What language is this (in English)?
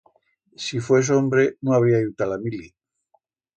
Aragonese